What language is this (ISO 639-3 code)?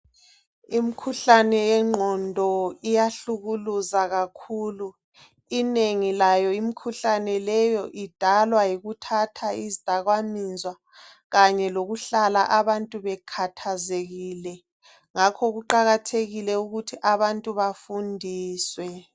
nde